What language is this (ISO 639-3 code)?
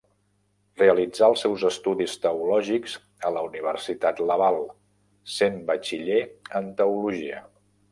cat